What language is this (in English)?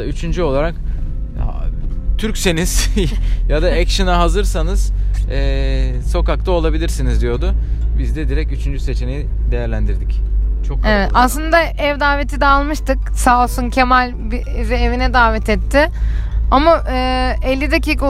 Turkish